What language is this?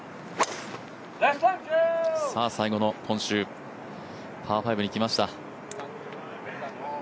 Japanese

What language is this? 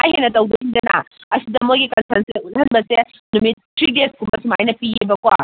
Manipuri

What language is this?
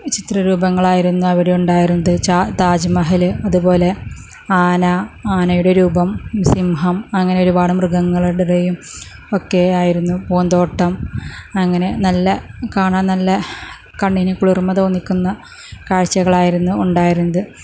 Malayalam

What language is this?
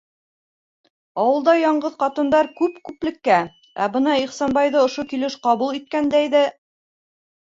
Bashkir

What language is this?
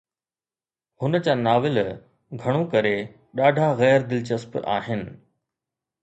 Sindhi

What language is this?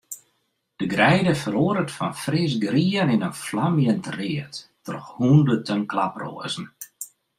Western Frisian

